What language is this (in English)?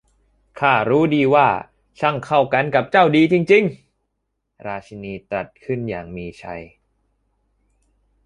Thai